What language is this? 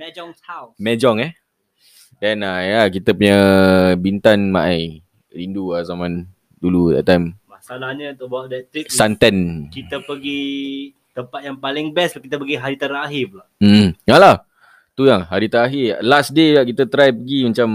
Malay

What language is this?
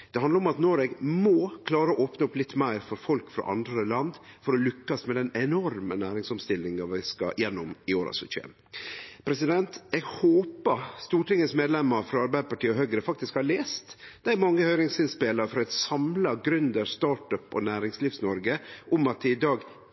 Norwegian Nynorsk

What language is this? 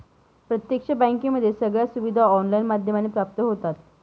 Marathi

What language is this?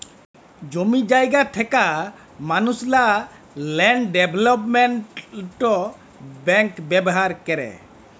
Bangla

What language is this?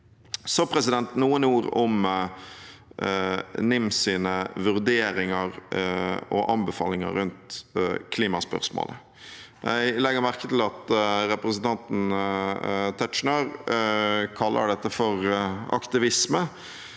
Norwegian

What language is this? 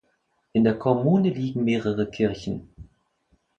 German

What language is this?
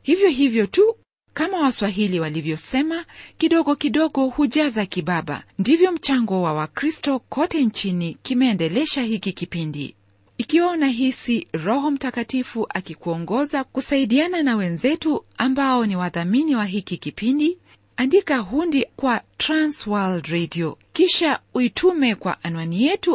Swahili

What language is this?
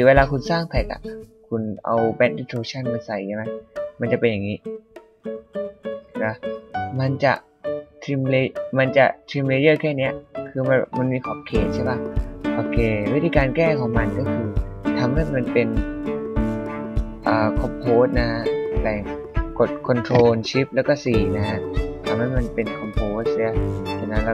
Thai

